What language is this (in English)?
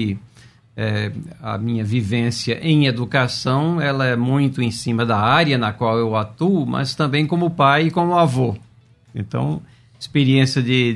Portuguese